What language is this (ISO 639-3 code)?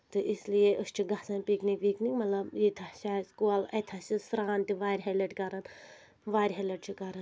kas